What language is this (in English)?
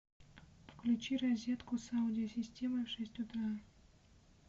Russian